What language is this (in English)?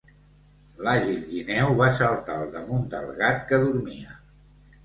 Catalan